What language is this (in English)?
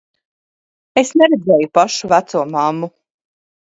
Latvian